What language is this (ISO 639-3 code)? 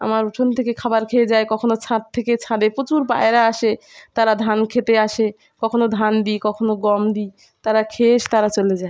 ben